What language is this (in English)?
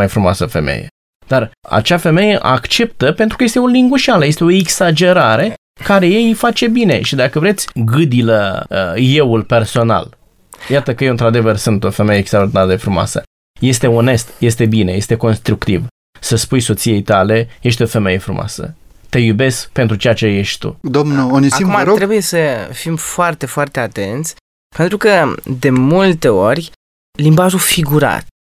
Romanian